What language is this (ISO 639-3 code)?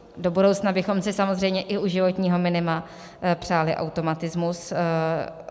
ces